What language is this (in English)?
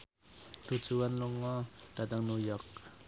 Javanese